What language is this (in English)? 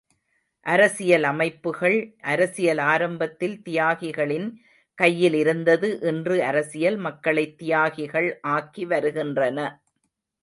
Tamil